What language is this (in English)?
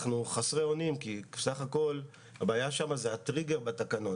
Hebrew